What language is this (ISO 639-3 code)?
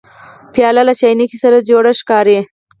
pus